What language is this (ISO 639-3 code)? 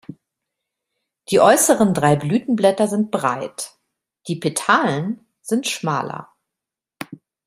deu